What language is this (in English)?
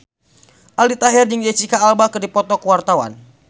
Sundanese